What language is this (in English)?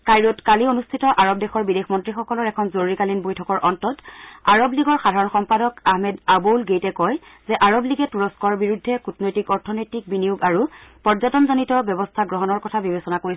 Assamese